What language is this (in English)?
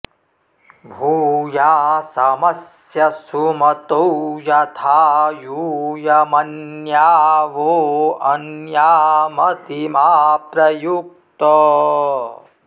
Sanskrit